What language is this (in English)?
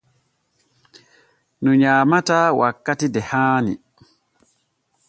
Borgu Fulfulde